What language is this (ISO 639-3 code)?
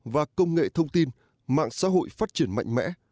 vie